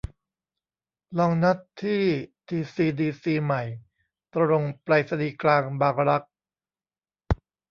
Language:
Thai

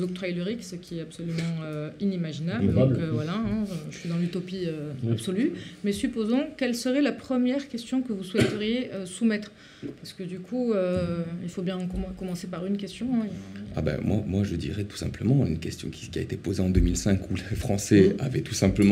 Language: French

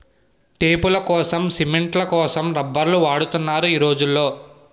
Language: Telugu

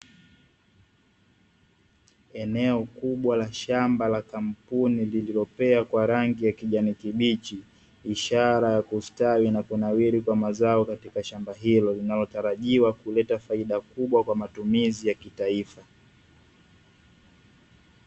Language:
Swahili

